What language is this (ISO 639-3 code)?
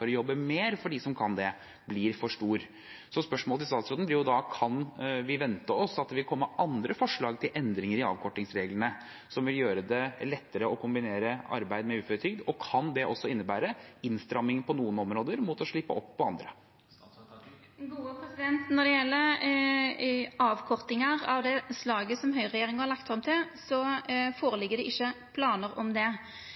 nor